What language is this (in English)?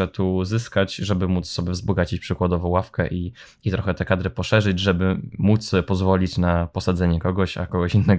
Polish